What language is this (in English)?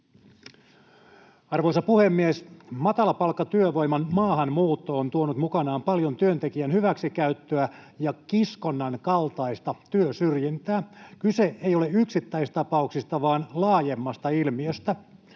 Finnish